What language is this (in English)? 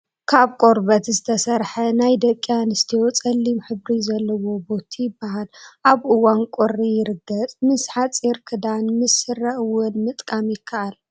Tigrinya